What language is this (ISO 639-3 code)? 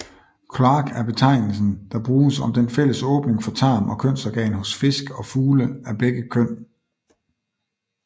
dan